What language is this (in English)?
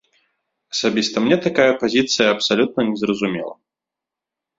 Belarusian